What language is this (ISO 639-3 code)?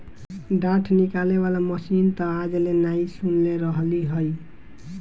bho